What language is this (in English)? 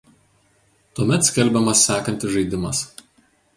Lithuanian